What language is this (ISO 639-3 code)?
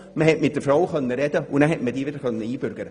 gsw